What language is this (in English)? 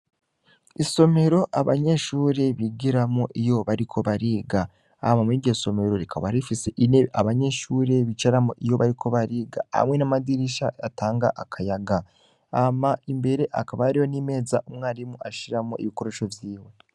Rundi